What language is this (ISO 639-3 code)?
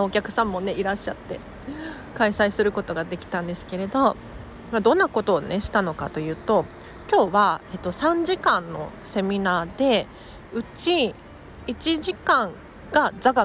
jpn